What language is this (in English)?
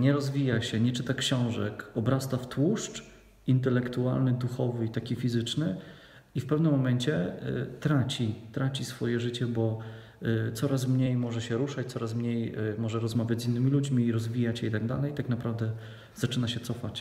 Polish